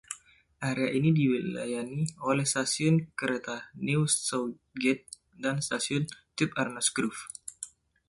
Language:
Indonesian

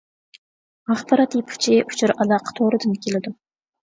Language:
Uyghur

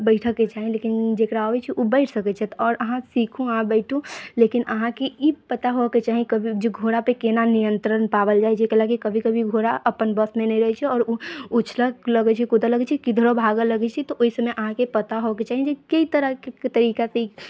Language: Maithili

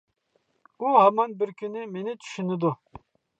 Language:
Uyghur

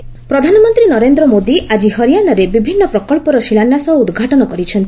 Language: Odia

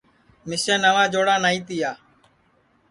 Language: Sansi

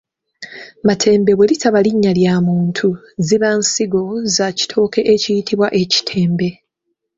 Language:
Ganda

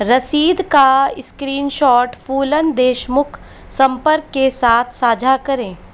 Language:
Hindi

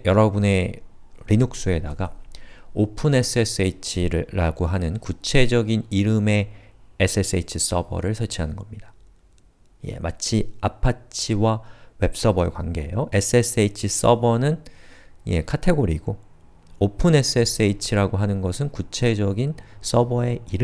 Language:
Korean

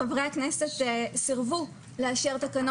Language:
Hebrew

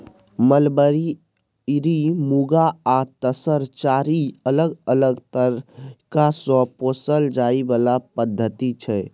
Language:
Maithili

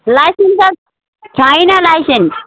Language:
Nepali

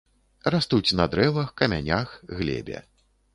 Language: Belarusian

